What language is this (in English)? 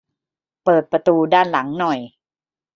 Thai